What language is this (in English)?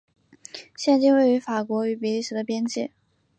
Chinese